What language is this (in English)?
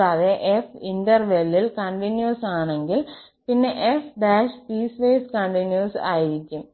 Malayalam